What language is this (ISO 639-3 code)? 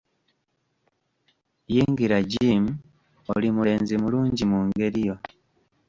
lug